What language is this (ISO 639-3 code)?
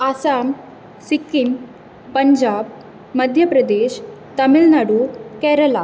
kok